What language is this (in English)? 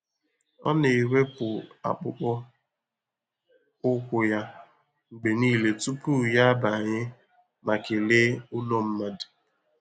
Igbo